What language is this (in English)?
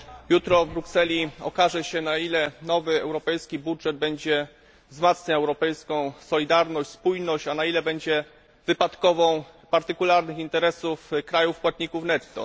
Polish